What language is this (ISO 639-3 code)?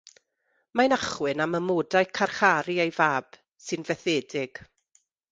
cym